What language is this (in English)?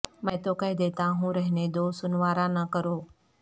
Urdu